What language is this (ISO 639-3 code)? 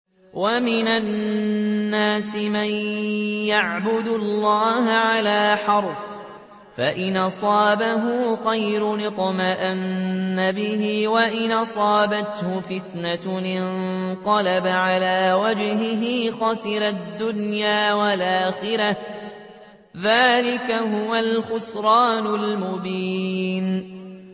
ara